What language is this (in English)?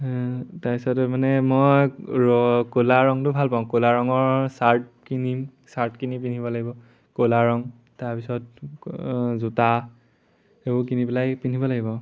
Assamese